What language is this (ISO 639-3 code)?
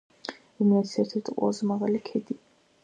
kat